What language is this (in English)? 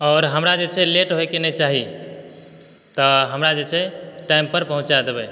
Maithili